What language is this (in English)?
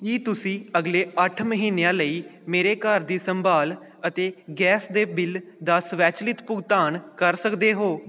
Punjabi